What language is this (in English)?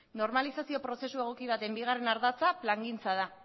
Basque